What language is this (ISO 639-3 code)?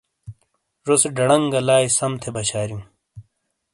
scl